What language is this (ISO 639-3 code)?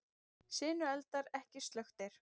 isl